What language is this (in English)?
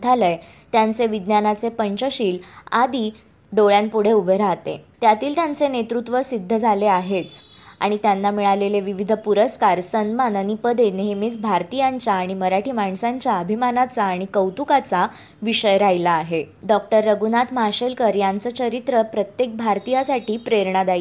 Marathi